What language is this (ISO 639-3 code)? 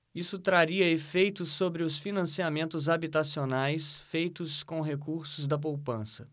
por